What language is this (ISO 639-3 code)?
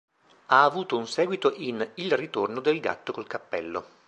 ita